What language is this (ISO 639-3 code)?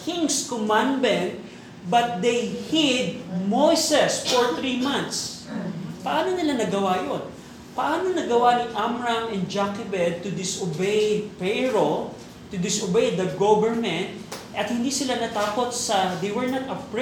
fil